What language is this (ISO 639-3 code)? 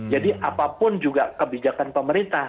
ind